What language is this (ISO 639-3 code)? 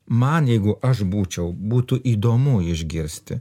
lit